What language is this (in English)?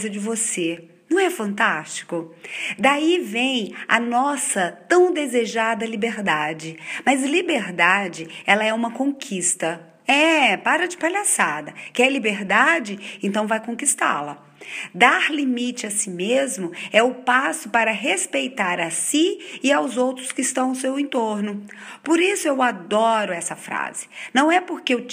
Portuguese